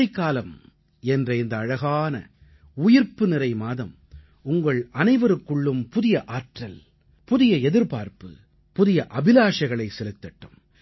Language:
Tamil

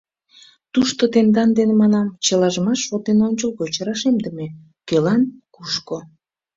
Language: Mari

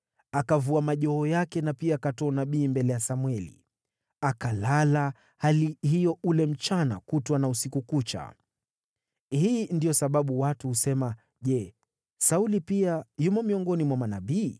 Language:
Swahili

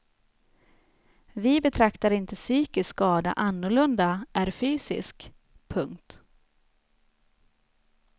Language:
Swedish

